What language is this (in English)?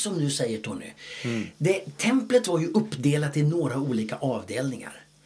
Swedish